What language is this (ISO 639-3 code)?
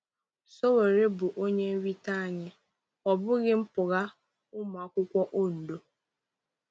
ibo